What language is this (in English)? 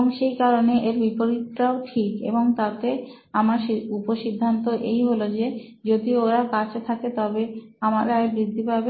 Bangla